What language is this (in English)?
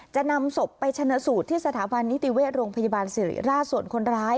Thai